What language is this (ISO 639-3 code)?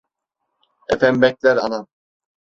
tur